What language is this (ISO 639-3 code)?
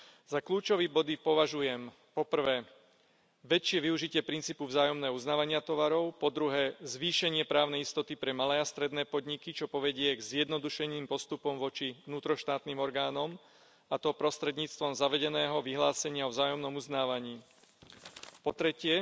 slk